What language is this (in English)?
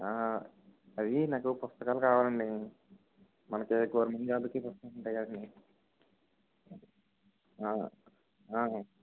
Telugu